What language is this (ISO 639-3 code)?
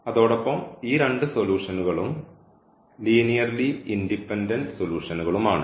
mal